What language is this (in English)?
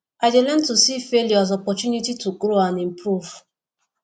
Nigerian Pidgin